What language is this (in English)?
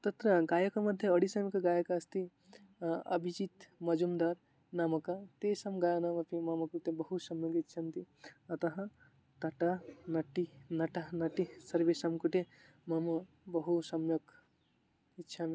Sanskrit